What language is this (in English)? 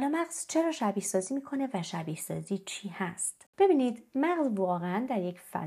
Persian